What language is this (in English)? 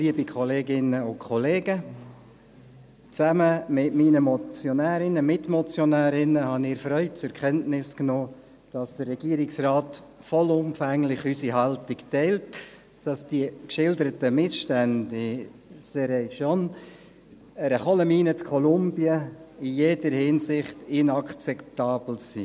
Swiss German